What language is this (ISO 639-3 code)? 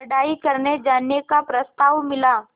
hin